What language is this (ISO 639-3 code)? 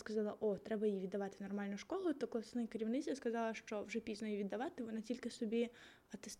ukr